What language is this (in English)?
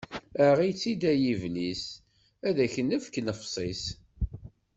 Kabyle